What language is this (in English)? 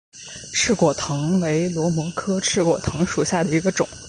Chinese